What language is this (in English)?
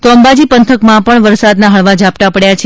Gujarati